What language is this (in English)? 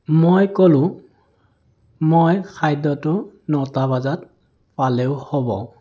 Assamese